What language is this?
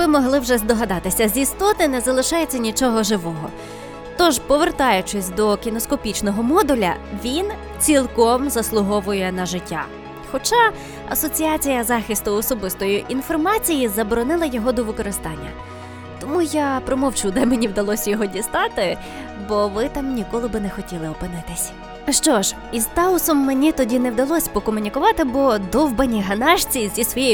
Ukrainian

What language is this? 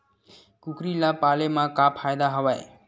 Chhattisgarhi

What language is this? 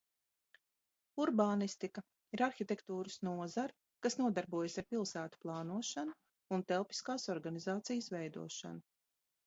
Latvian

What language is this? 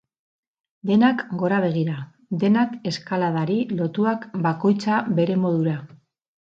Basque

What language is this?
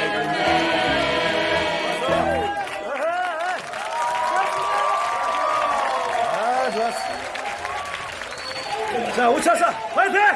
Korean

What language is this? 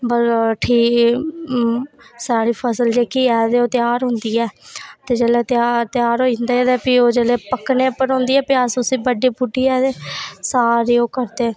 Dogri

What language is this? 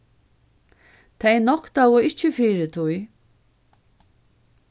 Faroese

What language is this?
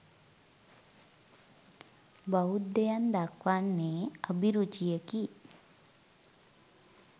Sinhala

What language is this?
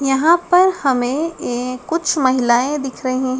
Hindi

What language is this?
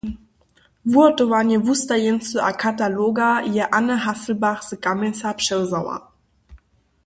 Upper Sorbian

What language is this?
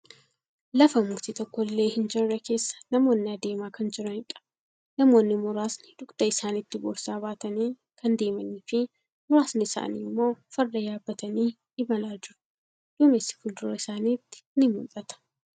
Oromo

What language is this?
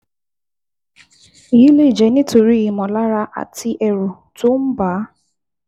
Yoruba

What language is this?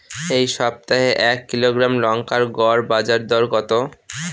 Bangla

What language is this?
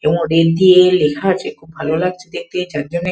Bangla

